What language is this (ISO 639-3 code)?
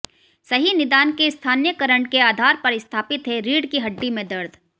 hin